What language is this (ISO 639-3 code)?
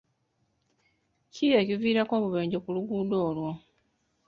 lug